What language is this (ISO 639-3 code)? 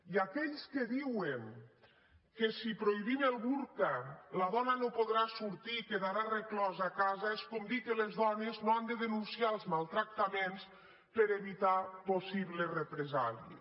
cat